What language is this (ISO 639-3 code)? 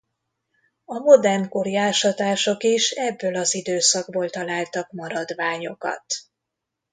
hun